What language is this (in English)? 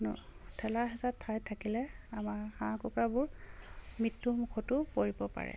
Assamese